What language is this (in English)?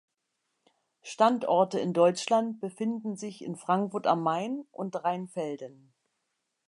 German